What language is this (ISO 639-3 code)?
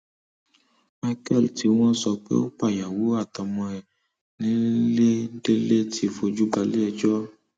yor